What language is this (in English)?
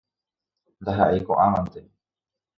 Guarani